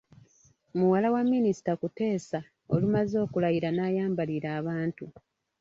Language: Ganda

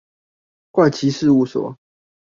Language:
Chinese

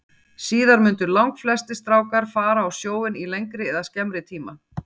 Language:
Icelandic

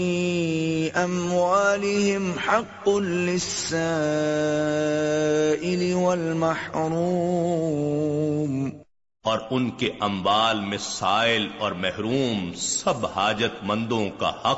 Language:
Urdu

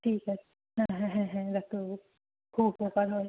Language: Bangla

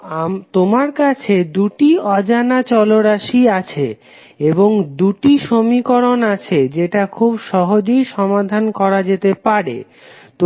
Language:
Bangla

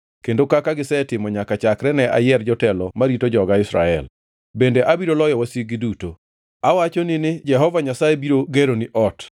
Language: Luo (Kenya and Tanzania)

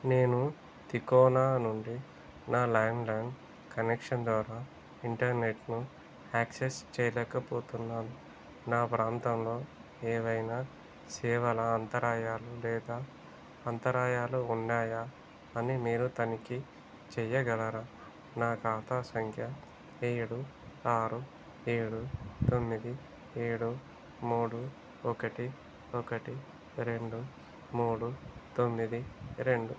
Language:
Telugu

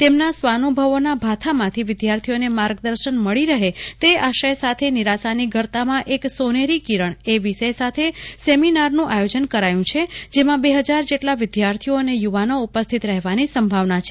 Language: Gujarati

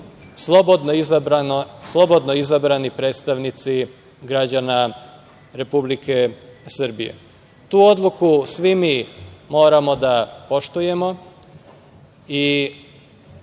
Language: Serbian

